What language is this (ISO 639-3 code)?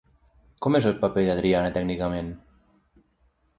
cat